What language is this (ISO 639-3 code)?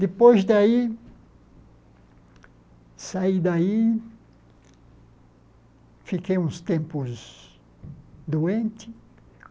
por